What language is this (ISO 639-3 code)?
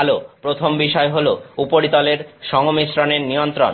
ben